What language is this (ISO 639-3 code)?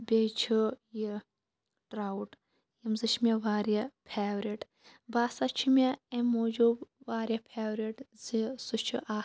kas